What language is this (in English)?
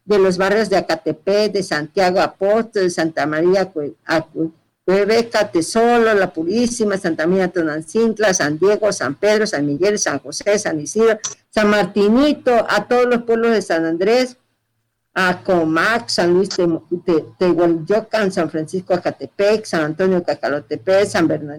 Spanish